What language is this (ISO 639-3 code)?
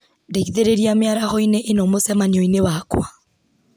kik